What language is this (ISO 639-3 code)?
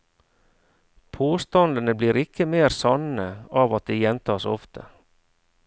nor